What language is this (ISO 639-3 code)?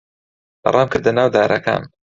ckb